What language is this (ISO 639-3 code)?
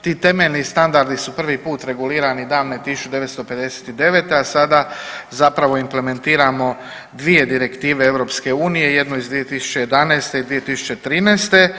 hrv